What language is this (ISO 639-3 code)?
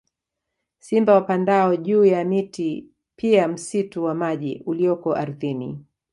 swa